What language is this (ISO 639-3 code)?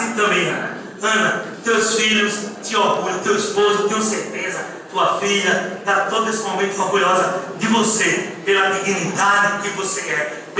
por